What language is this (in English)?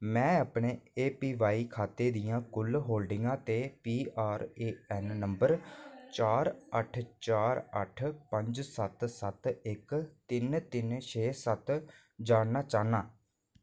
Dogri